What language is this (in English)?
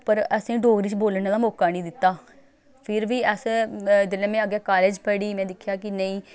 Dogri